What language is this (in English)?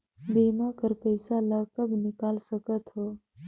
Chhattisgarhi